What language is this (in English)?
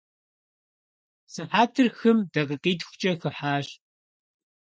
Kabardian